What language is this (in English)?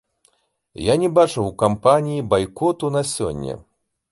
Belarusian